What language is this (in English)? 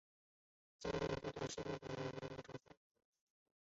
Chinese